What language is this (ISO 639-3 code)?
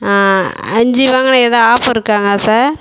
tam